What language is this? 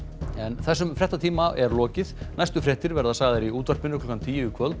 Icelandic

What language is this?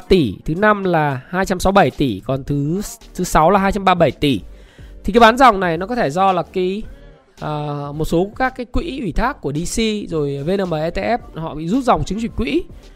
Vietnamese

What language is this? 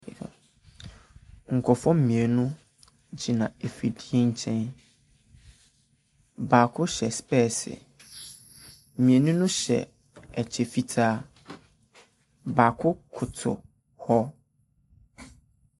Akan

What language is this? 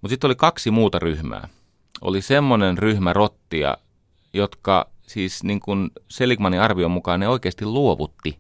Finnish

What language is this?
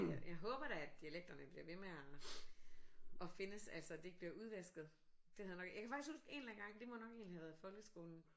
Danish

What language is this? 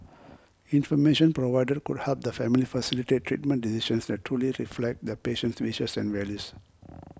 English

